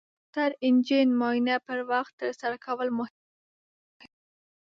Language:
Pashto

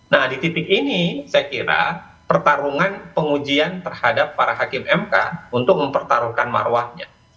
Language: Indonesian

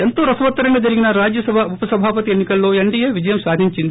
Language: Telugu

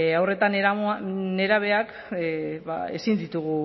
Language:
Basque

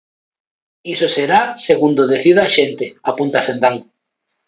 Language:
Galician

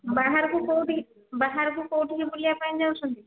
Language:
Odia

